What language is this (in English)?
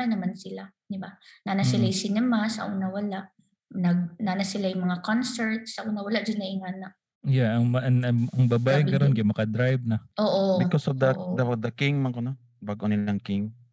Filipino